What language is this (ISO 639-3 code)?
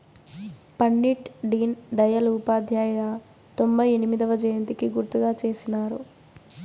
tel